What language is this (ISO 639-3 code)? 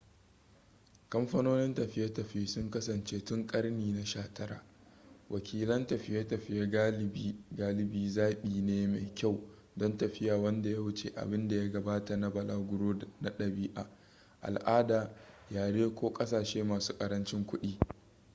hau